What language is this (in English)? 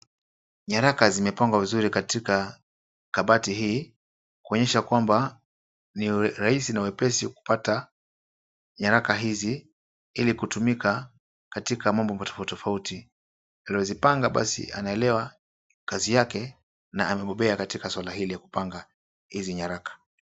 Swahili